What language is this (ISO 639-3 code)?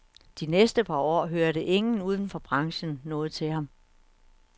dan